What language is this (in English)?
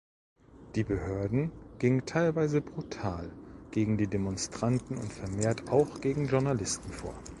German